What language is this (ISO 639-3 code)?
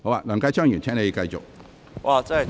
yue